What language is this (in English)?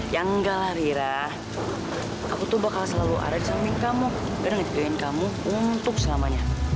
Indonesian